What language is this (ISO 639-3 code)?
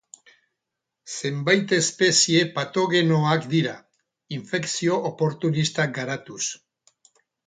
eus